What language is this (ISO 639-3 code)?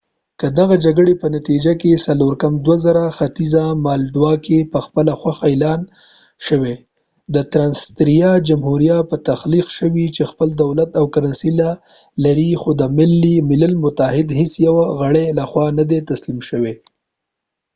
pus